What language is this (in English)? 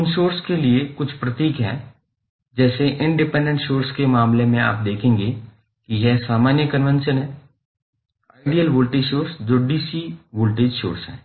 Hindi